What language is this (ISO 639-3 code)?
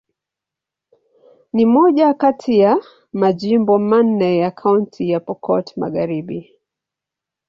swa